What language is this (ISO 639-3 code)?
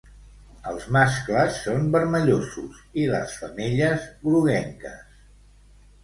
cat